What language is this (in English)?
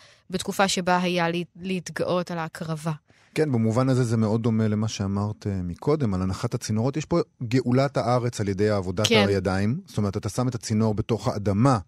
Hebrew